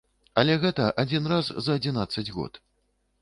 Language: Belarusian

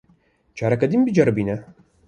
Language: Kurdish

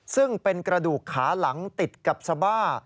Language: Thai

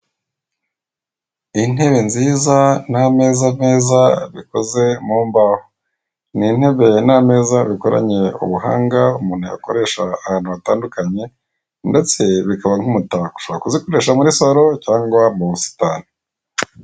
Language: Kinyarwanda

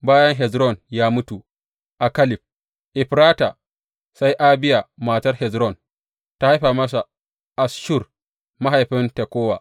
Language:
Hausa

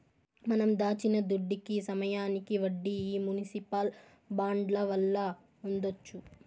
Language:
Telugu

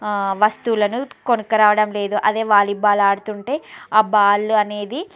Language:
Telugu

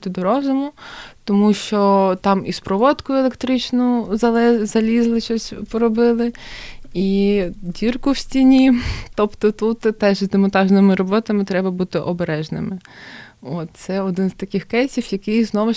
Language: Ukrainian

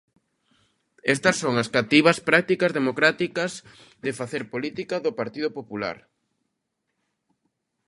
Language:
Galician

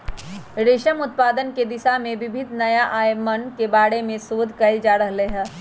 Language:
Magahi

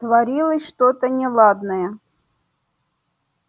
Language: Russian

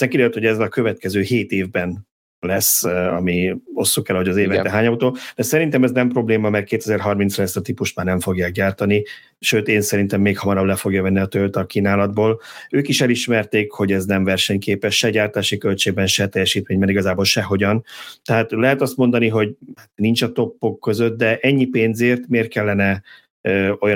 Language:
Hungarian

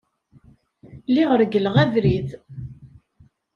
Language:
Kabyle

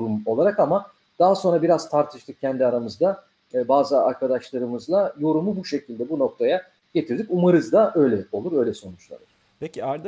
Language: Turkish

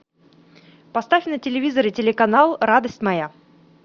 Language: Russian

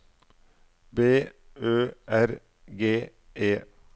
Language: Norwegian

